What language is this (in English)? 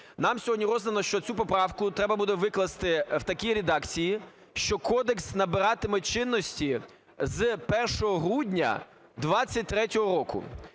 Ukrainian